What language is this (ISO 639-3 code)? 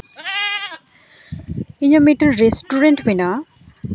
sat